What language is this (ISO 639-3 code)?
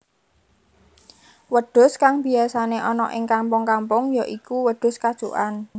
jav